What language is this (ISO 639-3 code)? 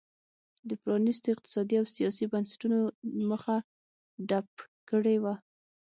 pus